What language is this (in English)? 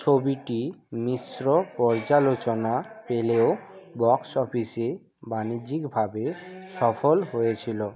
Bangla